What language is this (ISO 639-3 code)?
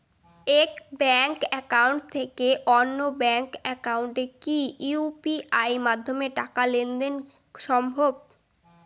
ben